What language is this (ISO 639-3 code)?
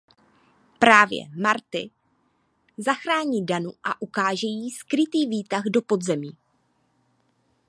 ces